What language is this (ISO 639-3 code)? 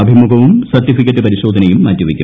mal